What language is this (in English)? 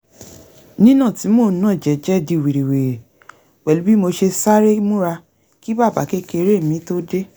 Yoruba